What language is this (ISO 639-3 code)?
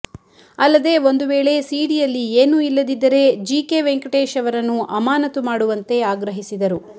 kan